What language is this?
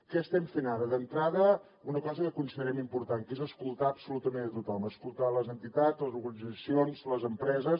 Catalan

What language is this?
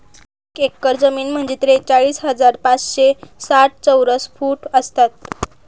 Marathi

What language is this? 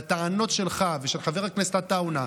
Hebrew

